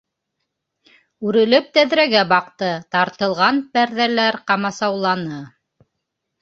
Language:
Bashkir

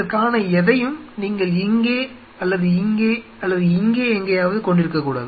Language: Tamil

